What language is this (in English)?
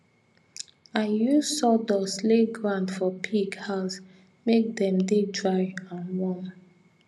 Nigerian Pidgin